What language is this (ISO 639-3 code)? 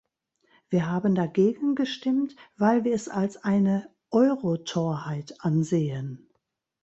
deu